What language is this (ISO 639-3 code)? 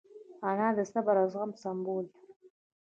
pus